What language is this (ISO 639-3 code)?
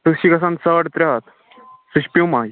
kas